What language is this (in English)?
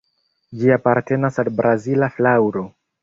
Esperanto